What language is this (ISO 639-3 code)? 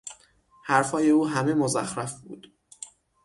fas